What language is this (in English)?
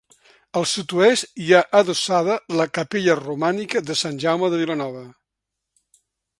Catalan